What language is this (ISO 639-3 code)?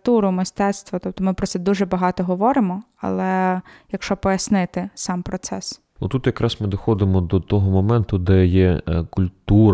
ukr